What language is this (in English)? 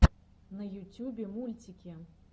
Russian